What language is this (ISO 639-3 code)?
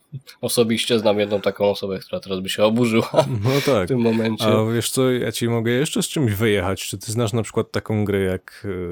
pol